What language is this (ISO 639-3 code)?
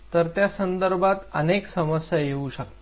mar